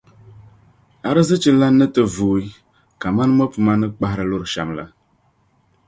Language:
Dagbani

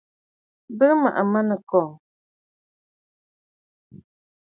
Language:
Bafut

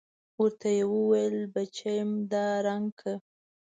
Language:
Pashto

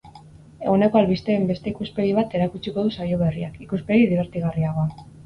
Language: Basque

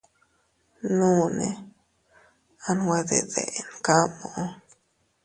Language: Teutila Cuicatec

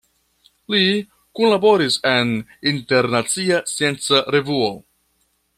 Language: Esperanto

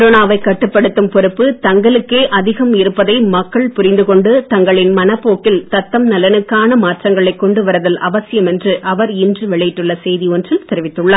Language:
Tamil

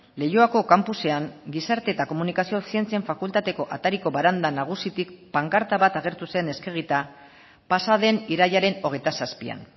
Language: Basque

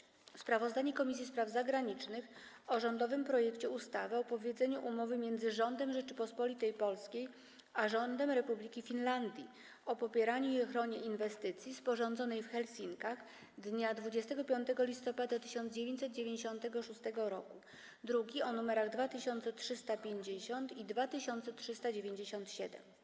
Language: Polish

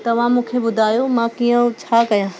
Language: Sindhi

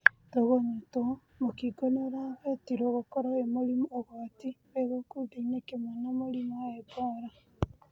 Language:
Kikuyu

